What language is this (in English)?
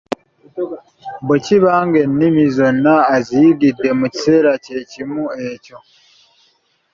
Ganda